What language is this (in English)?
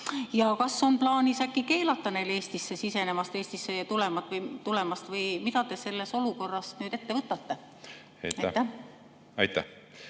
Estonian